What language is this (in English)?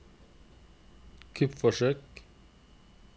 Norwegian